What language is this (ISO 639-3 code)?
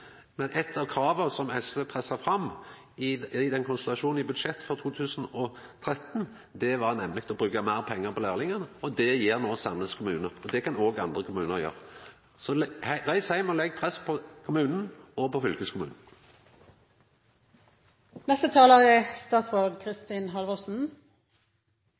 nno